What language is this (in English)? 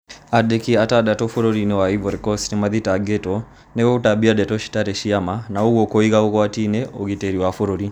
Kikuyu